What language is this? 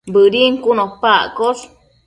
Matsés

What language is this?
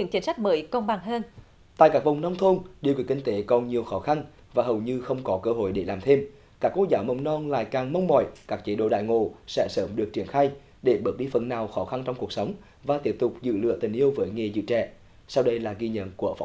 Vietnamese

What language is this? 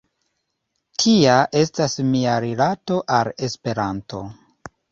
Esperanto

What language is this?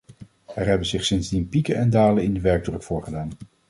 Dutch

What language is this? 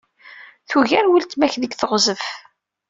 Kabyle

